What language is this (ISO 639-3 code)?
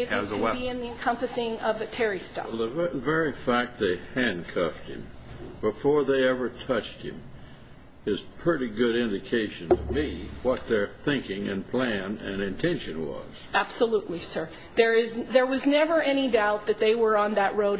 eng